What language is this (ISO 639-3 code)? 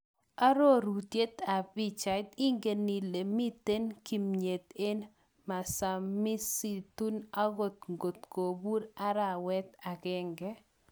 kln